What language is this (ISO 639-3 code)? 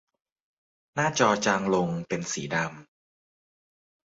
tha